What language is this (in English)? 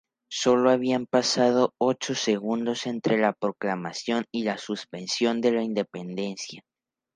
Spanish